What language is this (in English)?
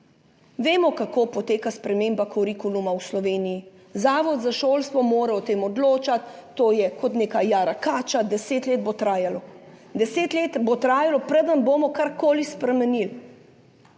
Slovenian